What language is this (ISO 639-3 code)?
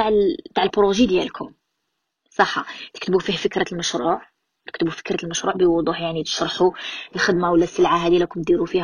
ara